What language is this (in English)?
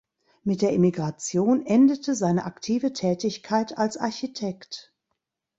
German